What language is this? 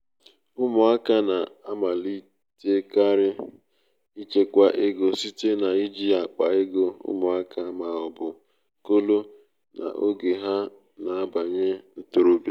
Igbo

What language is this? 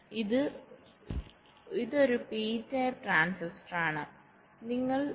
Malayalam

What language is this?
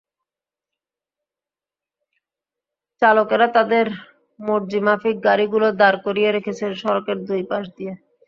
Bangla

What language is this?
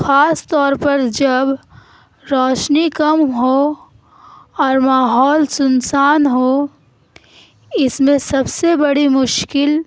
Urdu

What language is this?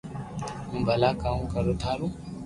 Loarki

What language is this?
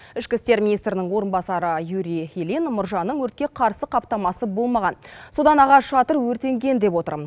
Kazakh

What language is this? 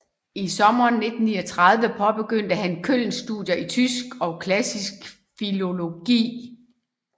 Danish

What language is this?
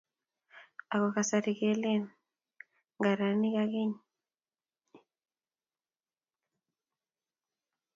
Kalenjin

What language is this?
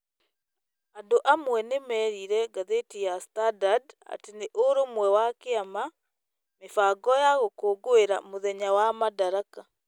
Kikuyu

